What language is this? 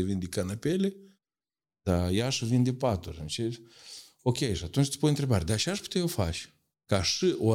Romanian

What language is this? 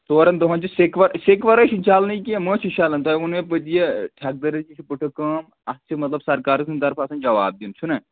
Kashmiri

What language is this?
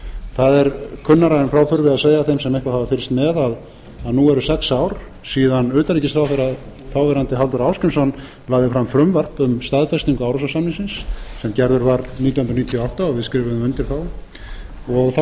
Icelandic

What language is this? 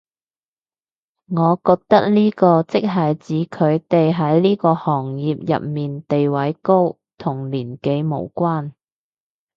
Cantonese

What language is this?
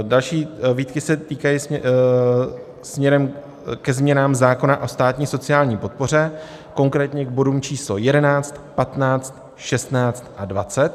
Czech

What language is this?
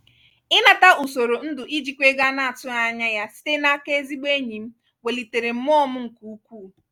Igbo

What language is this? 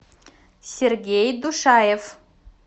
Russian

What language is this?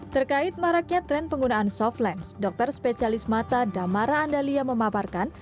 Indonesian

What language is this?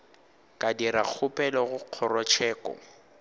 Northern Sotho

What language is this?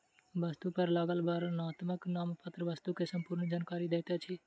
Maithili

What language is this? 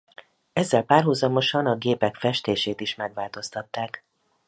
Hungarian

